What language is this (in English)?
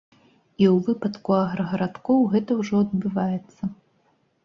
Belarusian